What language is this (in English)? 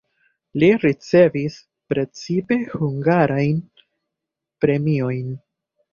Esperanto